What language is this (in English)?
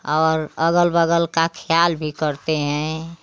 Hindi